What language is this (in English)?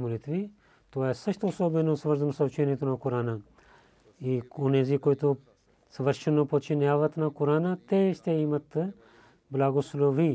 Bulgarian